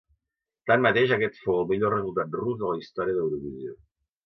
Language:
Catalan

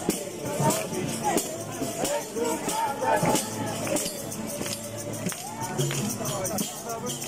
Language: Arabic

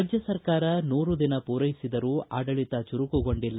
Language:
Kannada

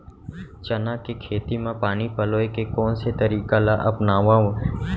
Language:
Chhattisgarhi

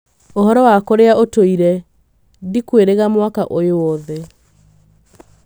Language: Kikuyu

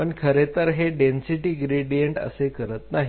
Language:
Marathi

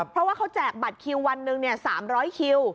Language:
Thai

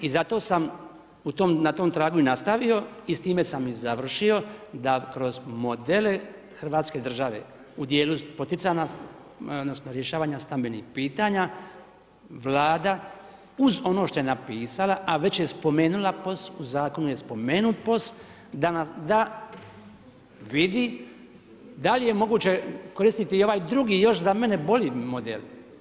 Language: Croatian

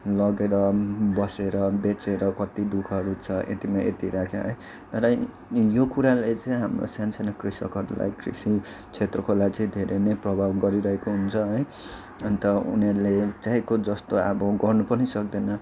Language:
Nepali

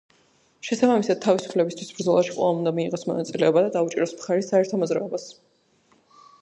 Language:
Georgian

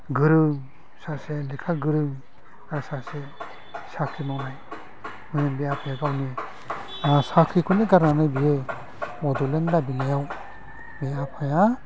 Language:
Bodo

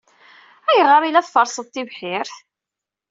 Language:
Kabyle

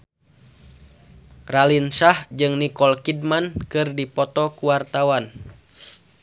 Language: Sundanese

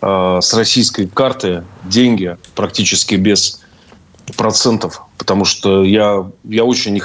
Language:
Russian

